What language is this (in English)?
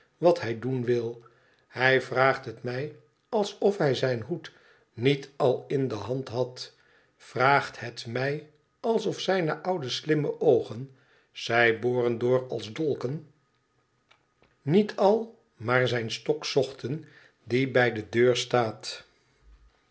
Dutch